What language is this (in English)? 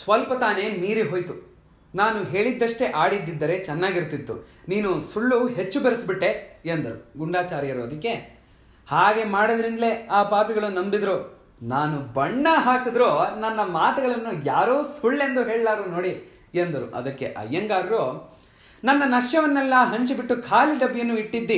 Kannada